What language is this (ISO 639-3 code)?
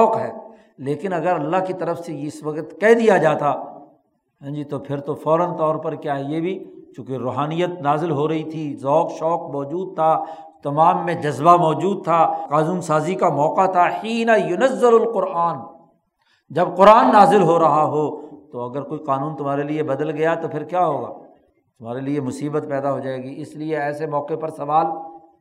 urd